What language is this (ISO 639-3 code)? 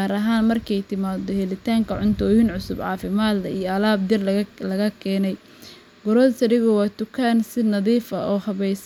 som